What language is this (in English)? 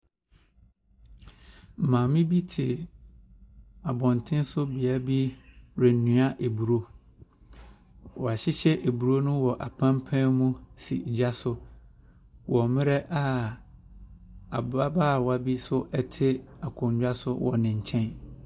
Akan